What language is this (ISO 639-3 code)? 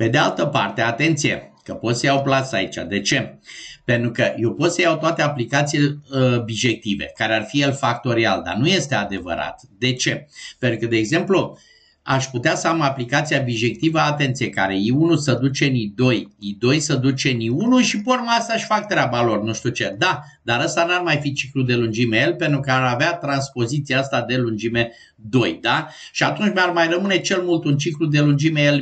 ron